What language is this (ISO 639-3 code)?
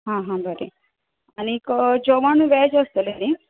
kok